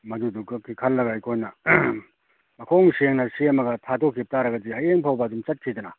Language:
Manipuri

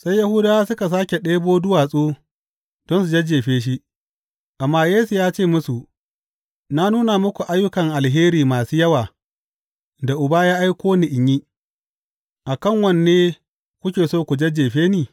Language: Hausa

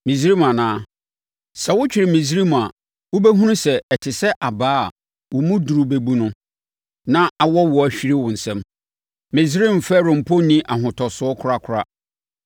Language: Akan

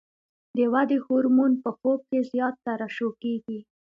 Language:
Pashto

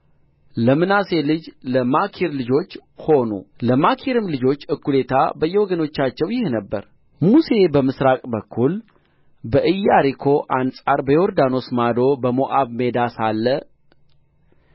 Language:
Amharic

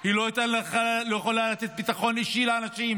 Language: Hebrew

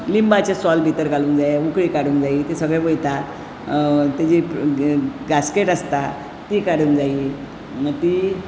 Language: Konkani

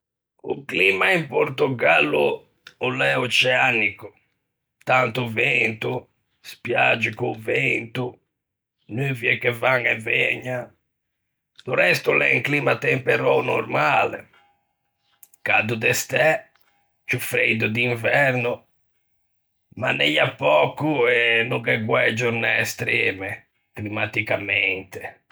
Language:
Ligurian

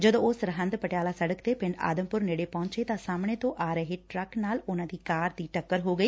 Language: Punjabi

